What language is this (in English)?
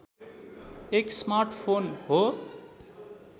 Nepali